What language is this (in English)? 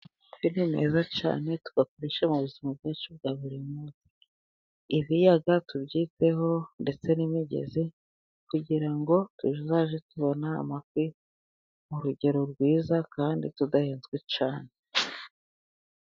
Kinyarwanda